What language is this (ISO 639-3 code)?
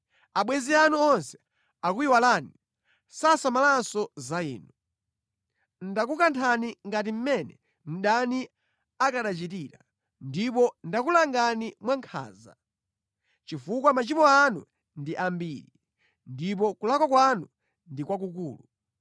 nya